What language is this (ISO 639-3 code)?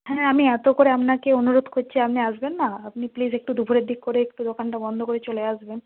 ben